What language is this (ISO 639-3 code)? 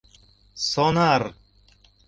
chm